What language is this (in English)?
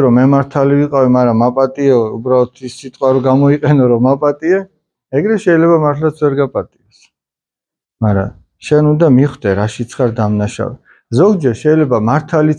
Russian